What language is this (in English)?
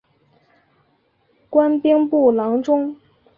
Chinese